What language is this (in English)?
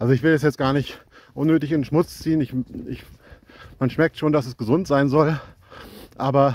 German